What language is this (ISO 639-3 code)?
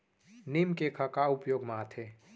hne